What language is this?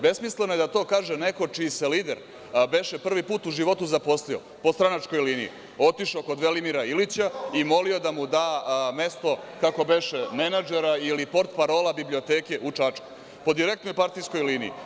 Serbian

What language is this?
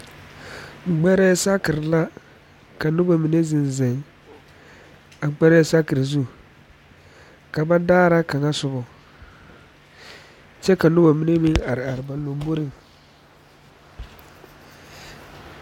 Southern Dagaare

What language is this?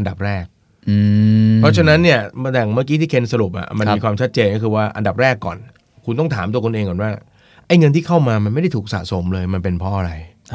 Thai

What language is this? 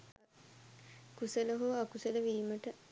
Sinhala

